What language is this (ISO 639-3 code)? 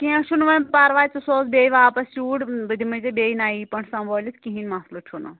kas